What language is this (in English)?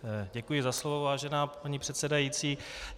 Czech